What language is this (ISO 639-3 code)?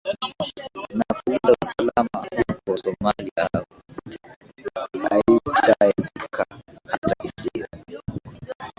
swa